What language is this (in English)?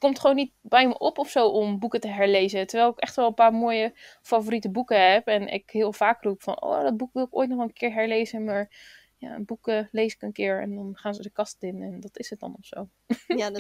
Dutch